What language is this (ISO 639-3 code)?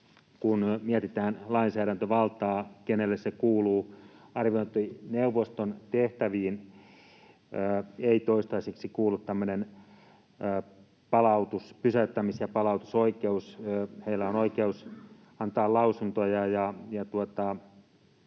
fin